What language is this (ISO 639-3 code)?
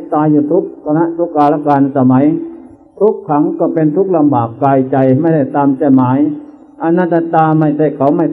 tha